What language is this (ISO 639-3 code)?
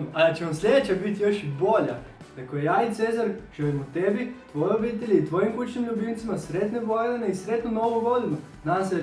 hrv